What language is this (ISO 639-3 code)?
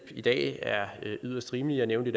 dan